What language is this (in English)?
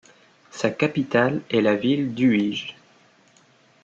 French